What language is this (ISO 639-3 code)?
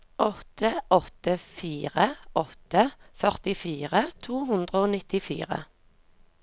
nor